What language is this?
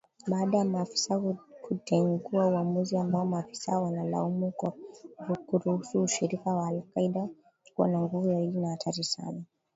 Swahili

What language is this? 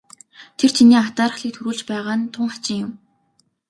Mongolian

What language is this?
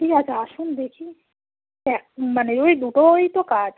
Bangla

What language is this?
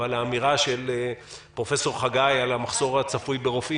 Hebrew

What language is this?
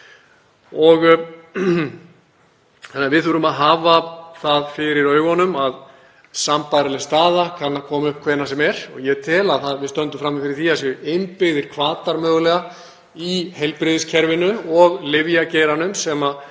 Icelandic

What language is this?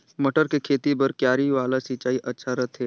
Chhattisgarhi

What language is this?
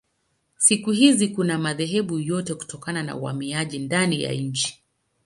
Swahili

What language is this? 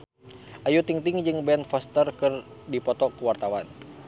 Sundanese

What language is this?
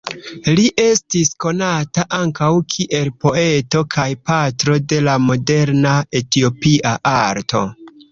Esperanto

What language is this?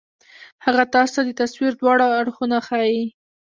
Pashto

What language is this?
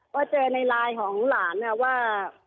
Thai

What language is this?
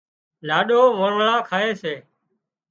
Wadiyara Koli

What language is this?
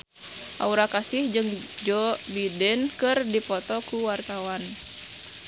Sundanese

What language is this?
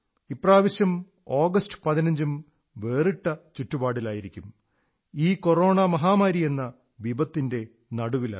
Malayalam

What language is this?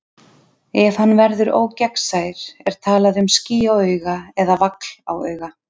Icelandic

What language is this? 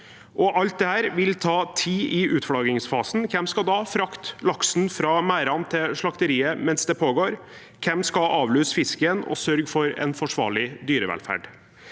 Norwegian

